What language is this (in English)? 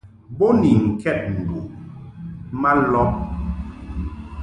Mungaka